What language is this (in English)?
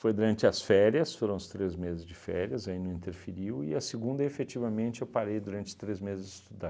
Portuguese